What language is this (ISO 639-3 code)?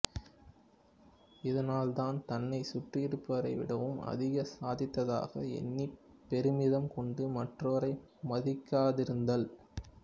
tam